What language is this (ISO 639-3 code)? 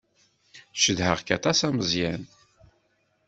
kab